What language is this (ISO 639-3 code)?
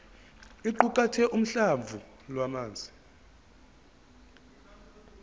zul